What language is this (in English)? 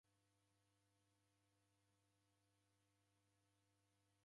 Taita